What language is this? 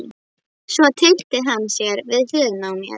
Icelandic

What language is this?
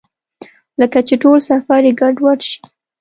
Pashto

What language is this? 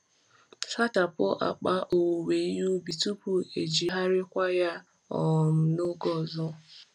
Igbo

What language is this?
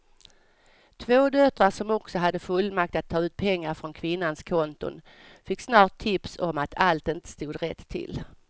Swedish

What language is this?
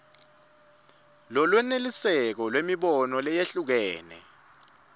Swati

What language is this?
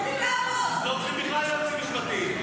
Hebrew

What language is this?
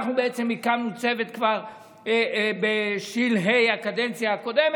Hebrew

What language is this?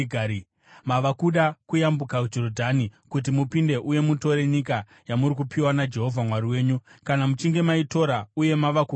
Shona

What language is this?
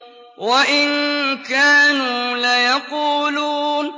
Arabic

